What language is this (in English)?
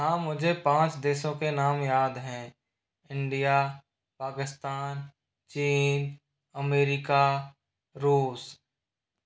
Hindi